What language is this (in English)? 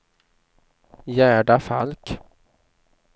Swedish